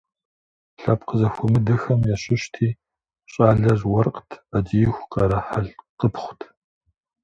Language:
Kabardian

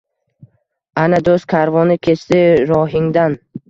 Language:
Uzbek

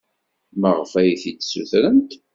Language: Kabyle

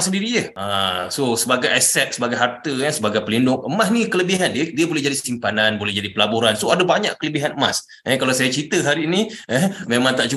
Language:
Malay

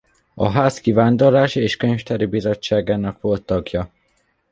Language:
Hungarian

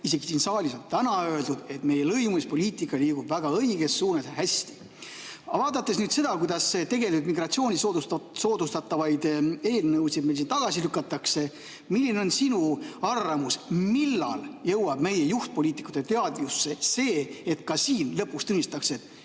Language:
Estonian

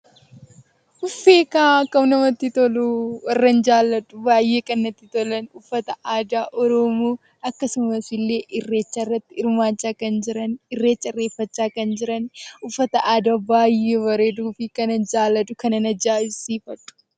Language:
Oromo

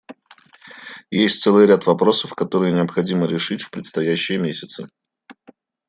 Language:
Russian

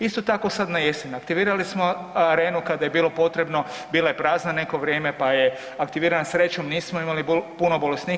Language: Croatian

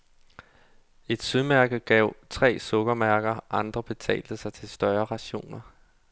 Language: Danish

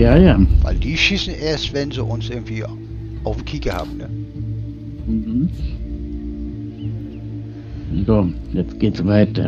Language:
German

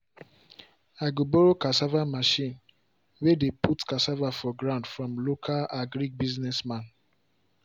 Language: Nigerian Pidgin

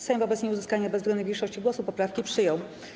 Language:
Polish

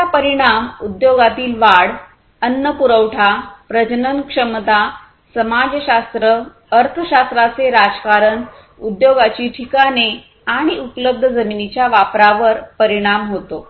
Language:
Marathi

